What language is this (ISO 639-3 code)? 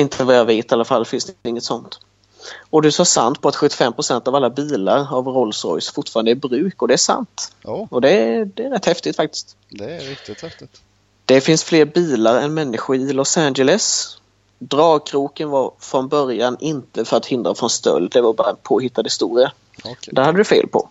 swe